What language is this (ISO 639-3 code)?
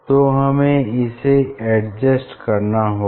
hin